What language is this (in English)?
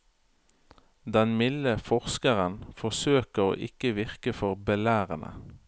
Norwegian